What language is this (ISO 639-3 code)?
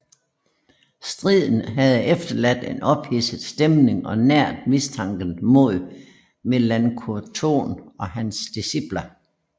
dan